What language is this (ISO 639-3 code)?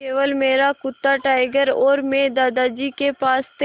hin